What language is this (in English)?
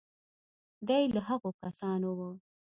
Pashto